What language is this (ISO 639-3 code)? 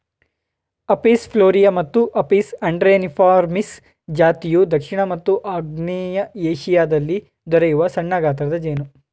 kan